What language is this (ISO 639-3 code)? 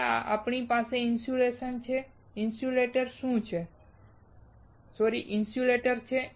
guj